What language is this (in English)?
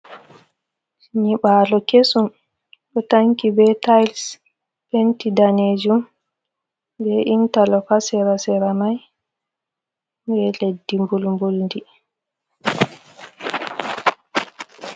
Fula